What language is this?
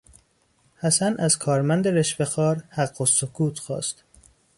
Persian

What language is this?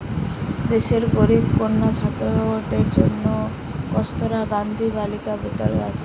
Bangla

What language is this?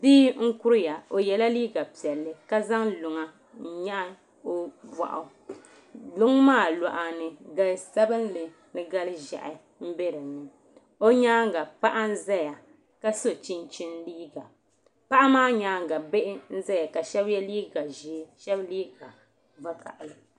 Dagbani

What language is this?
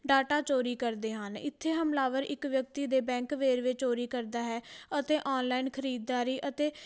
Punjabi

